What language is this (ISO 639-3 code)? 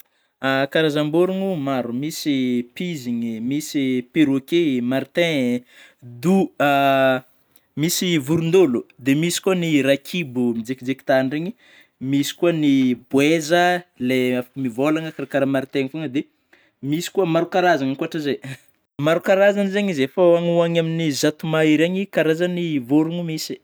bmm